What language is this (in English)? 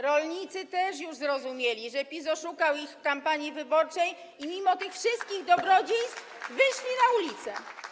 Polish